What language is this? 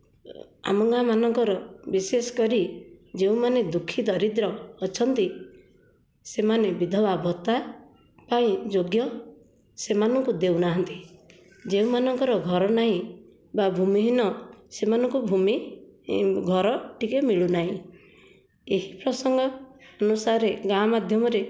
Odia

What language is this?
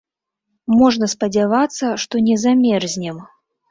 Belarusian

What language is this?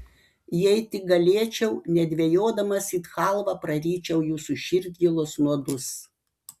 Lithuanian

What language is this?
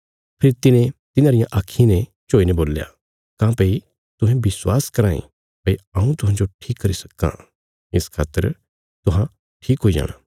Bilaspuri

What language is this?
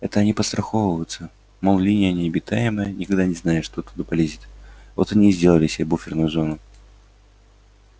Russian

